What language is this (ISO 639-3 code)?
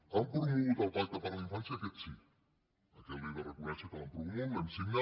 cat